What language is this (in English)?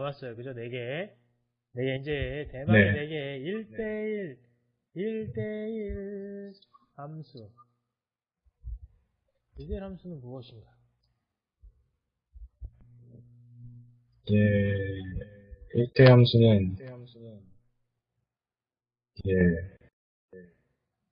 Korean